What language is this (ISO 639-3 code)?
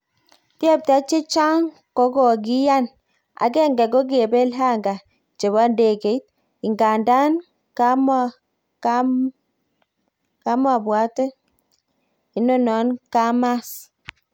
kln